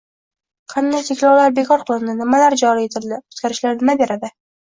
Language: Uzbek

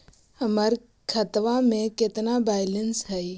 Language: Magahi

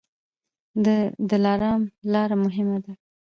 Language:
Pashto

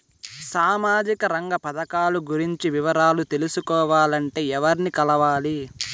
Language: Telugu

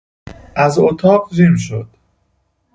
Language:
Persian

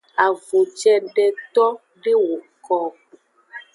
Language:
Aja (Benin)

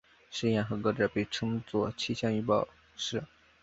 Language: Chinese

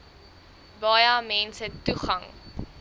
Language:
Afrikaans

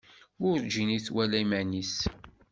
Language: Kabyle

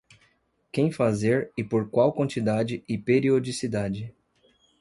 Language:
Portuguese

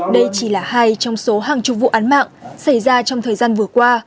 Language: Vietnamese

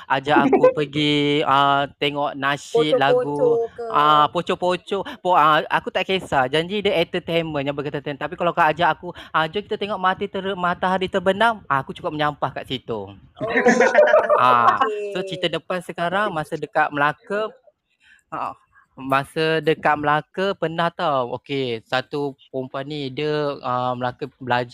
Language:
Malay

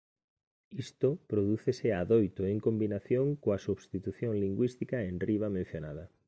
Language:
Galician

